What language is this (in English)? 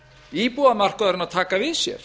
Icelandic